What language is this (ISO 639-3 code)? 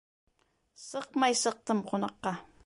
bak